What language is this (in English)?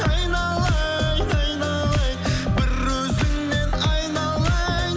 Kazakh